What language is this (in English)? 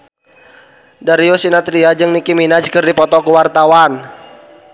Sundanese